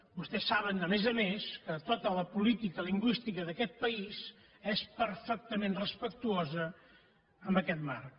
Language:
Catalan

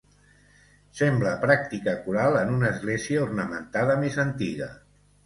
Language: Catalan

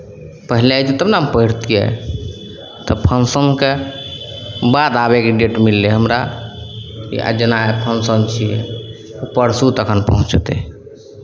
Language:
Maithili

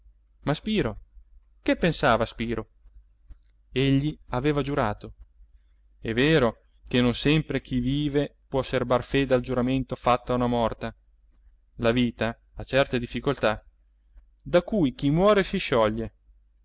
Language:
Italian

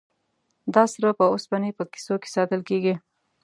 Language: Pashto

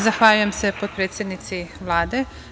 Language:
Serbian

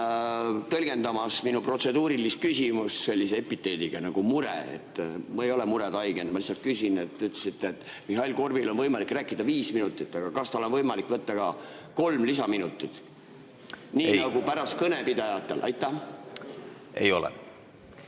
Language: Estonian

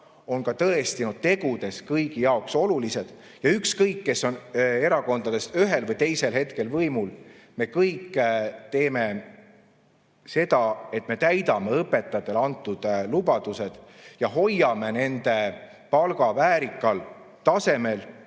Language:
Estonian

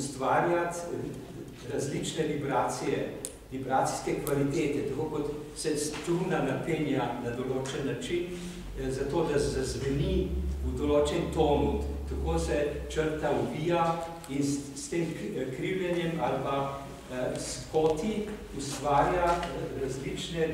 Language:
Romanian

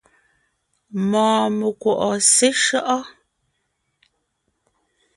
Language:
Ngiemboon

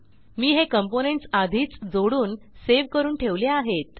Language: Marathi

